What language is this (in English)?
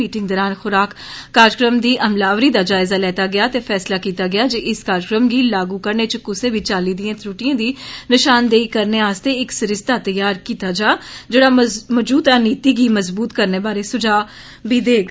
Dogri